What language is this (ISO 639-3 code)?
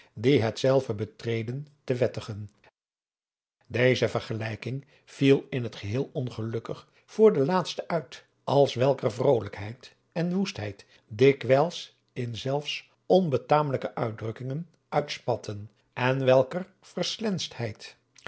nld